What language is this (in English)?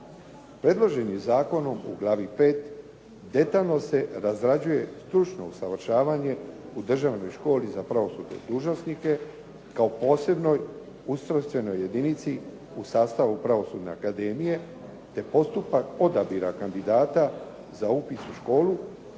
Croatian